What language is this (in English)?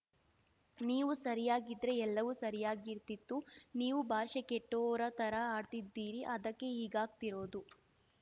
Kannada